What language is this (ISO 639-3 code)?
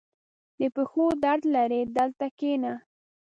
pus